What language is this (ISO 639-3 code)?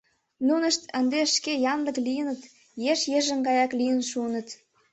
chm